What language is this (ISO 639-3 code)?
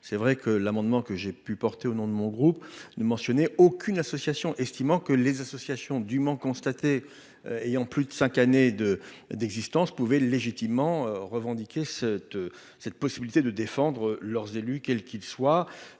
fra